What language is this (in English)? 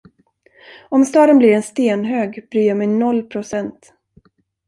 Swedish